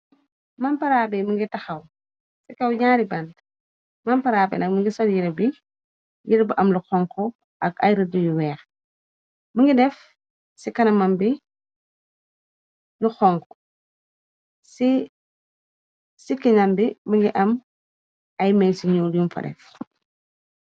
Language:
Wolof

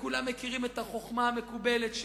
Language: Hebrew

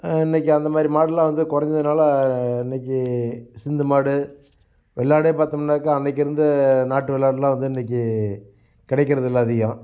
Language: Tamil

